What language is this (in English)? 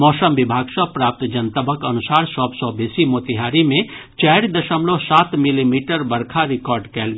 Maithili